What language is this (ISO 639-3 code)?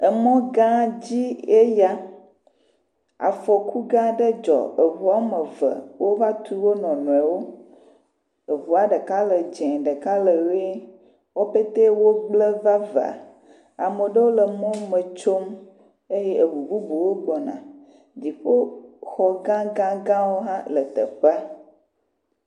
ewe